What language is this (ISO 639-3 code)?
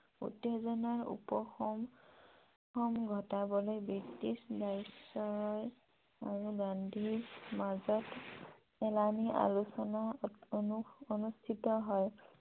asm